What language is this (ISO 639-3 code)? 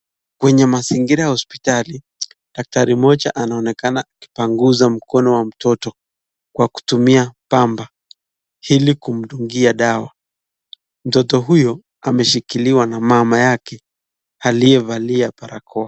swa